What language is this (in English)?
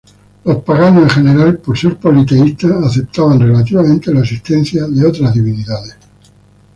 Spanish